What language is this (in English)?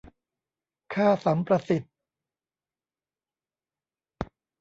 Thai